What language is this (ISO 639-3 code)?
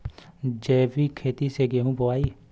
bho